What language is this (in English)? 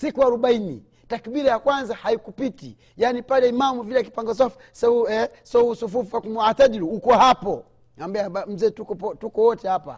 Swahili